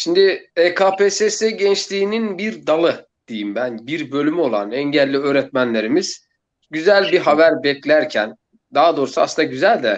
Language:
Turkish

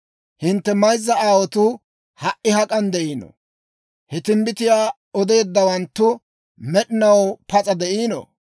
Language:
Dawro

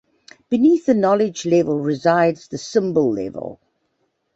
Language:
English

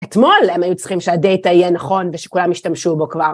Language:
Hebrew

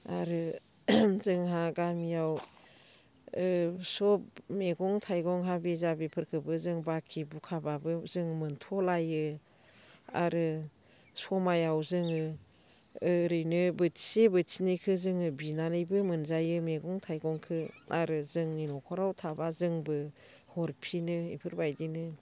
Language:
Bodo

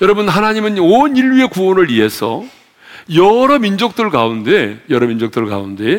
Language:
Korean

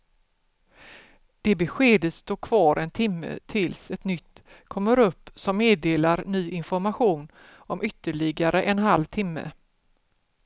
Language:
Swedish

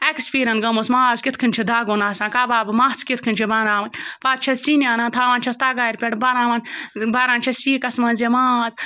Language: Kashmiri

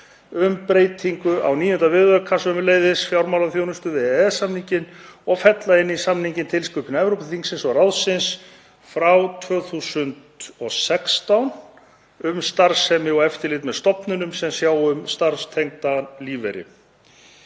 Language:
Icelandic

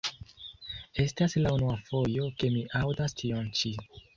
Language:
Esperanto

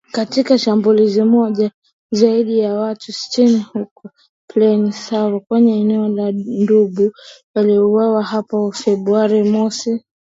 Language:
Swahili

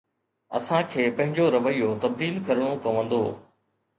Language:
Sindhi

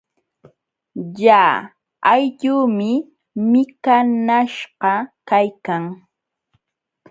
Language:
Jauja Wanca Quechua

